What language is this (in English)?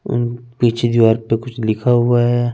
Hindi